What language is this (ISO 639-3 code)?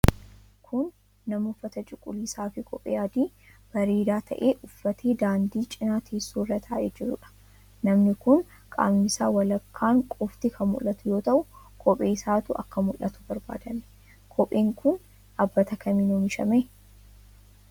orm